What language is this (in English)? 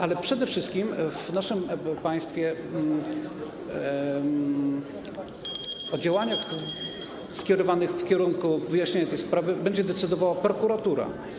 Polish